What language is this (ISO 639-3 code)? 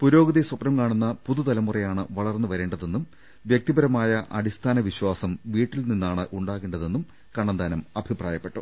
mal